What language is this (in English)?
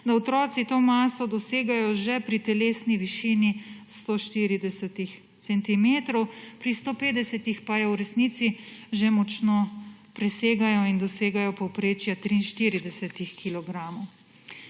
Slovenian